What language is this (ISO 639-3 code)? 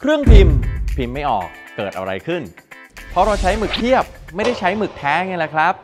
tha